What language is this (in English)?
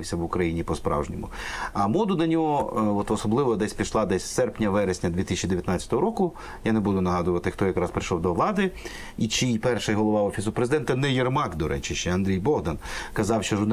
Ukrainian